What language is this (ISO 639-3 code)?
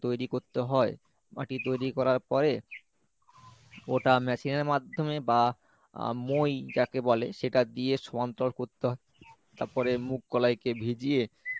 ben